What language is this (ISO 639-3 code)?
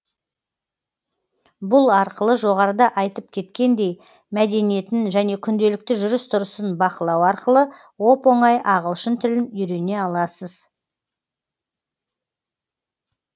kaz